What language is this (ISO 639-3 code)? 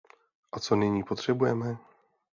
ces